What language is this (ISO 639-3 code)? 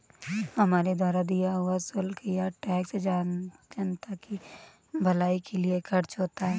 hin